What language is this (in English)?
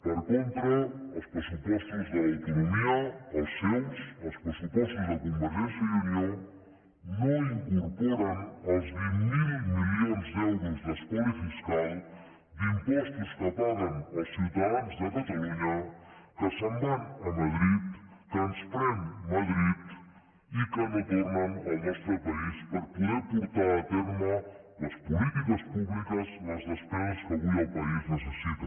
Catalan